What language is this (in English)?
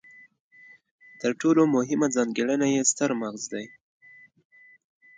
Pashto